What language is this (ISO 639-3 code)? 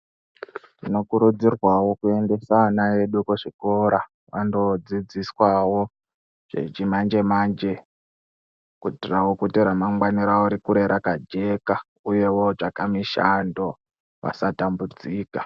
ndc